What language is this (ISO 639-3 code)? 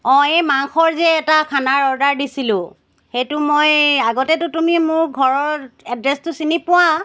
asm